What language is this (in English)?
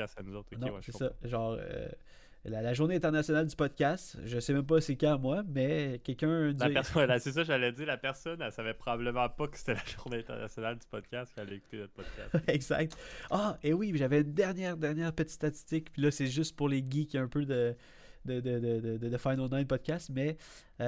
French